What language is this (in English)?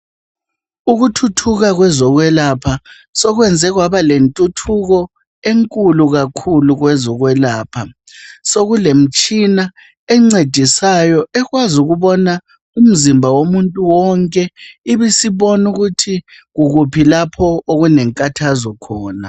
North Ndebele